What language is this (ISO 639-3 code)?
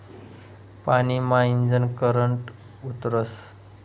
mar